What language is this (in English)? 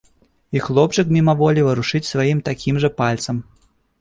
Belarusian